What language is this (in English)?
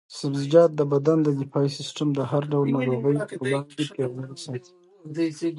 Pashto